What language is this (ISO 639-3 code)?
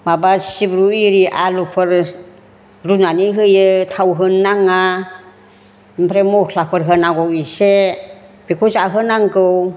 brx